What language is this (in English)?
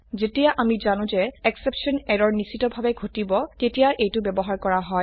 Assamese